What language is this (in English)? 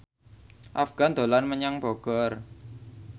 Javanese